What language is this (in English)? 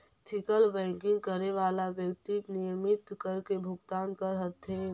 Magahi